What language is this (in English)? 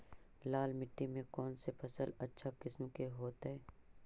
Magahi